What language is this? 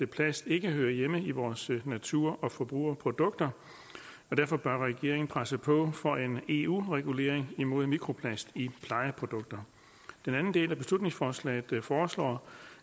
Danish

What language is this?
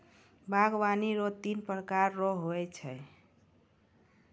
Maithili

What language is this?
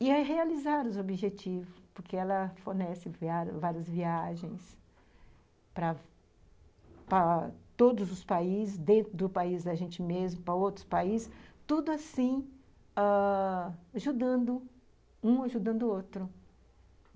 Portuguese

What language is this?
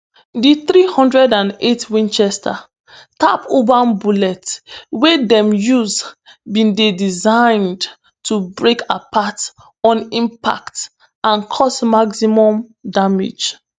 Nigerian Pidgin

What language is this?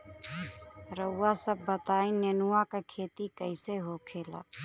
Bhojpuri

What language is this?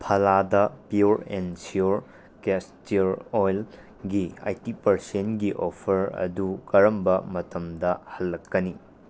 Manipuri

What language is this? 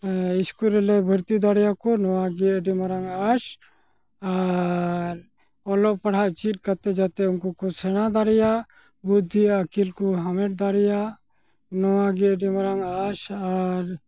Santali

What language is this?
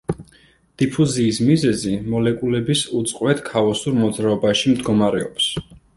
Georgian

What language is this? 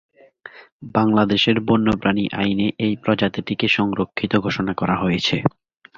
Bangla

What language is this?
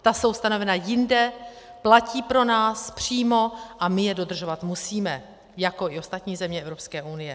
Czech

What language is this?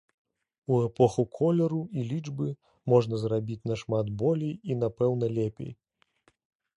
Belarusian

